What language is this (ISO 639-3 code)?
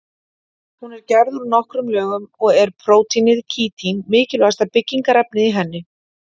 isl